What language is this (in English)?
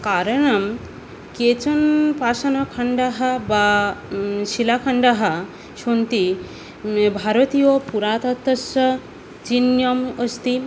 Sanskrit